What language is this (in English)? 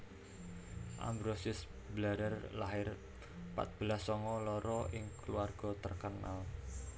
Javanese